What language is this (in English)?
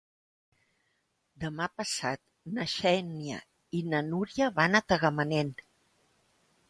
Catalan